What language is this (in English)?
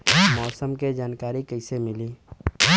Bhojpuri